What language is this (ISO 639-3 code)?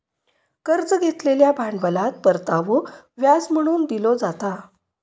mar